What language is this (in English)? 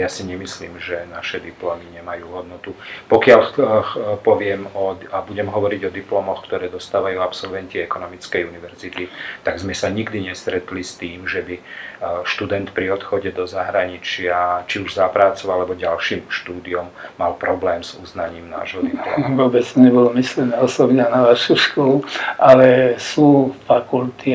Slovak